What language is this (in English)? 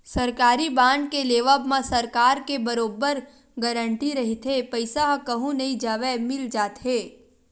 Chhattisgarhi